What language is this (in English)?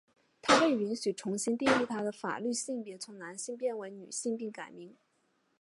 Chinese